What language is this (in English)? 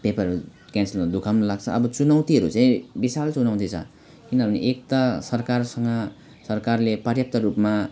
Nepali